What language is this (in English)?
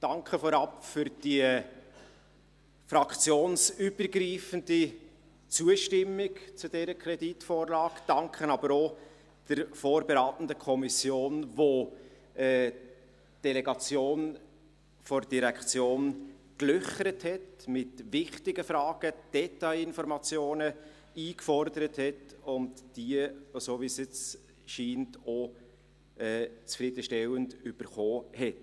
Swiss German